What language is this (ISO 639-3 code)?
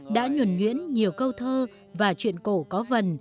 vie